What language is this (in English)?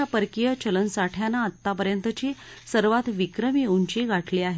Marathi